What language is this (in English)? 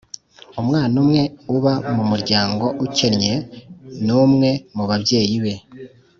Kinyarwanda